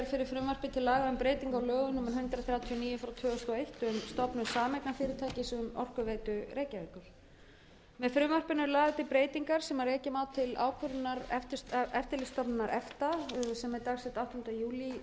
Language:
Icelandic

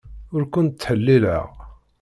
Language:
Kabyle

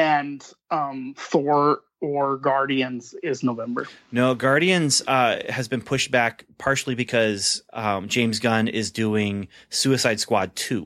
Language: English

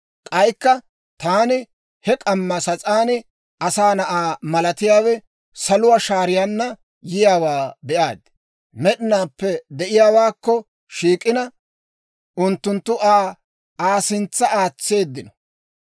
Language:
Dawro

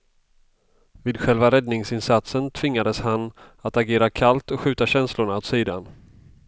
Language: Swedish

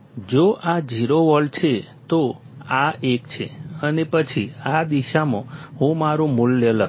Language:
Gujarati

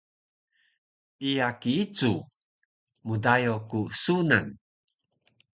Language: Taroko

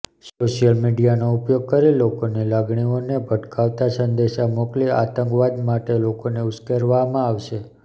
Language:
Gujarati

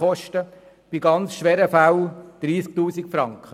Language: Swiss German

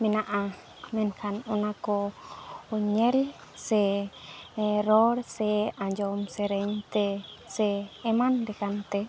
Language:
Santali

